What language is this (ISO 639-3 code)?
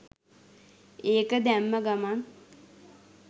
sin